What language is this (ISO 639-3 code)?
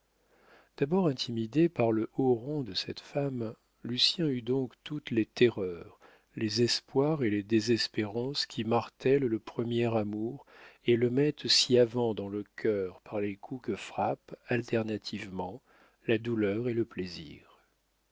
fra